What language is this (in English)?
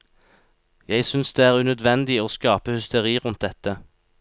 Norwegian